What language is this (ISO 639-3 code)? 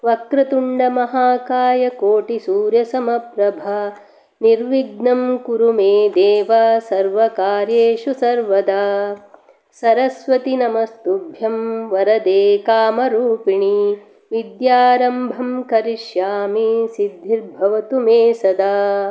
san